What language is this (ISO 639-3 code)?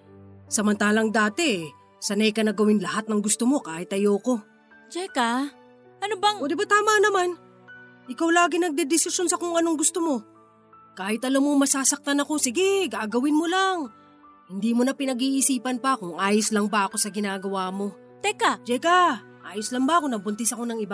fil